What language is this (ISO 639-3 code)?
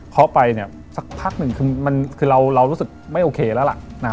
tha